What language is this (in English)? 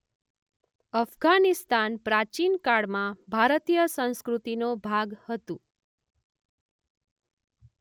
Gujarati